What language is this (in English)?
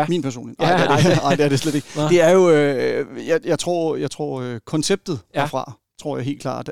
Danish